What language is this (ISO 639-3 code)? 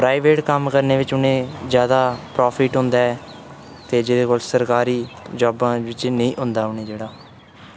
doi